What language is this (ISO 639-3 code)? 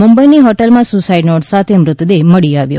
guj